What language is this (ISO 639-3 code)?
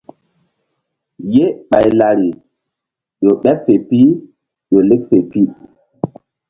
mdd